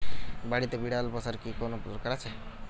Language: Bangla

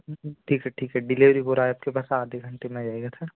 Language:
Hindi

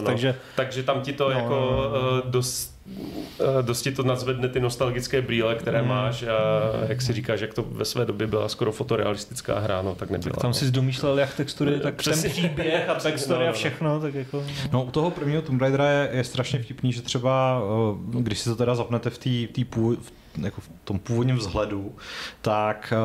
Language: Czech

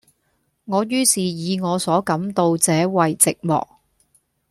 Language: Cantonese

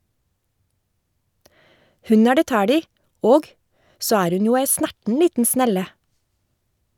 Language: Norwegian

